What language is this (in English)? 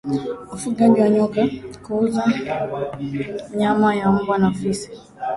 Swahili